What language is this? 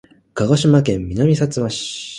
Japanese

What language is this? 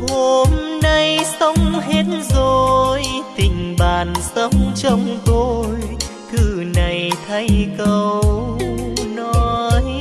Vietnamese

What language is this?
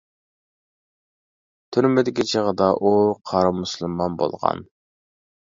Uyghur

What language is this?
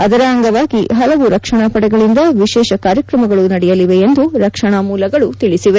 Kannada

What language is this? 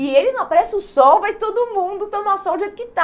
Portuguese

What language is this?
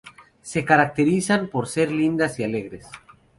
Spanish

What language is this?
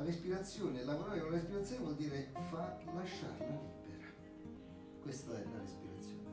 Italian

